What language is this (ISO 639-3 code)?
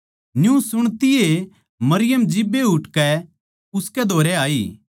bgc